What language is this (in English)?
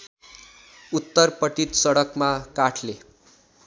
Nepali